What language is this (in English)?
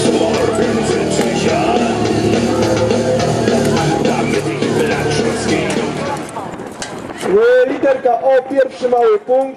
Polish